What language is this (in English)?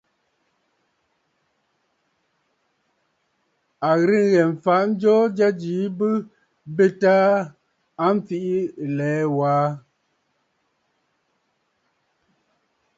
Bafut